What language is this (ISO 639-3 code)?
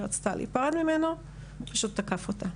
heb